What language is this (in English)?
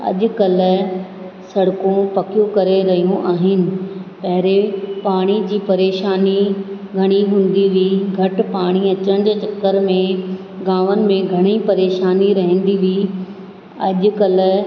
Sindhi